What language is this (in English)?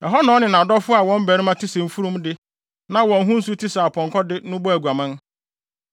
Akan